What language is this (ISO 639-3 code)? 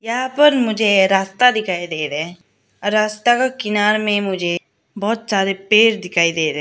hin